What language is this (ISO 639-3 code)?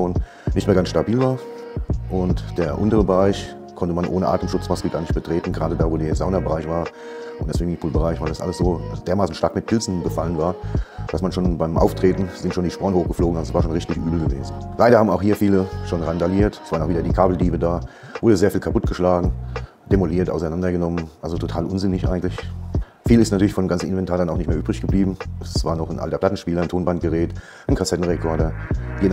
deu